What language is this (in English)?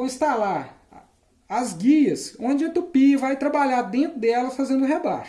Portuguese